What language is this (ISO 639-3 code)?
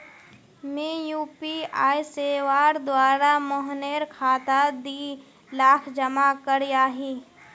mag